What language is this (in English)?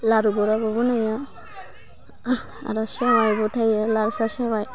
Bodo